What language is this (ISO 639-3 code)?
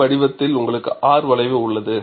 tam